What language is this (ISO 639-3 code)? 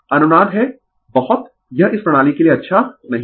hin